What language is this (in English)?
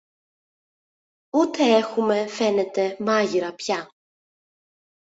Greek